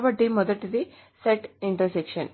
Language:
Telugu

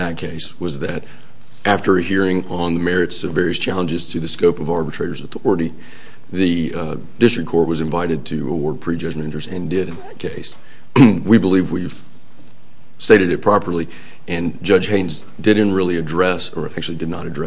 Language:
English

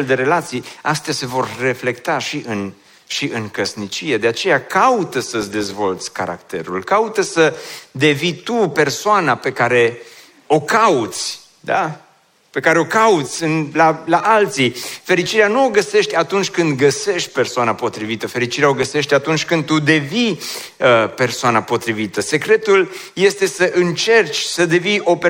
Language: Romanian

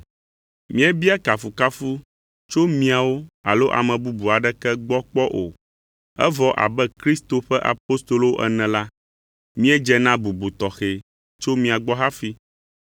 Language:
Ewe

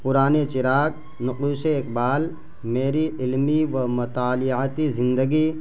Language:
Urdu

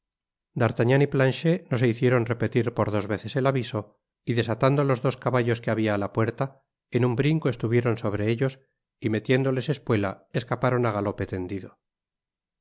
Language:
Spanish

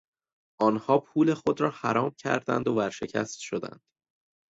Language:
Persian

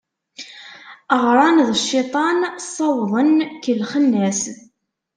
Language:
Kabyle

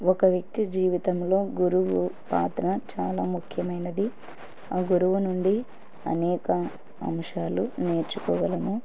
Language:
Telugu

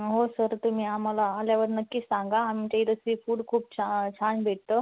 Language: Marathi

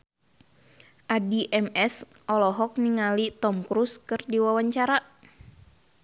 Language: Sundanese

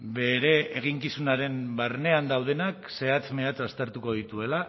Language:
Basque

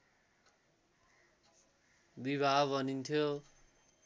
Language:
Nepali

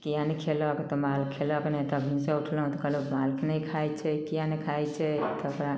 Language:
Maithili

